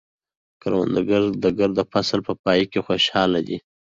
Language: Pashto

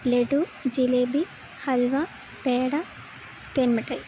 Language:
Malayalam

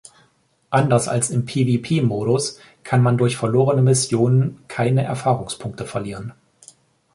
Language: German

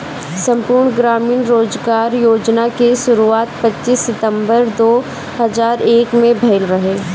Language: Bhojpuri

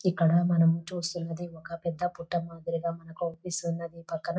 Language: Telugu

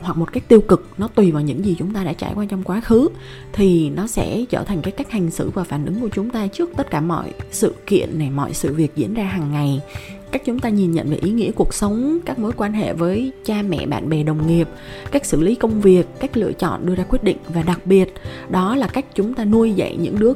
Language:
Vietnamese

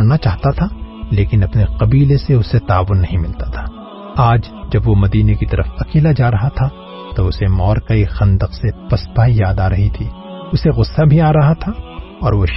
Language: Urdu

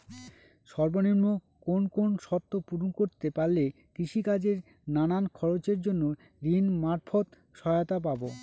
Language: Bangla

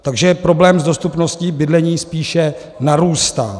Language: Czech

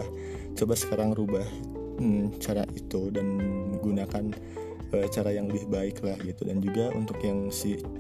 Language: Indonesian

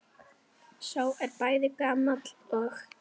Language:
Icelandic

